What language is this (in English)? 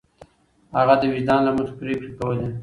Pashto